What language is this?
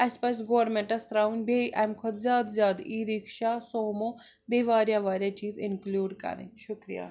Kashmiri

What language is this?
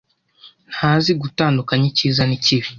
Kinyarwanda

